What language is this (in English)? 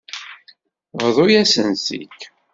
Kabyle